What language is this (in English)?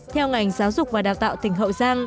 Vietnamese